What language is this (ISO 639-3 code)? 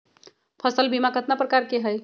mag